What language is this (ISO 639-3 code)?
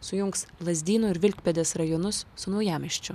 lit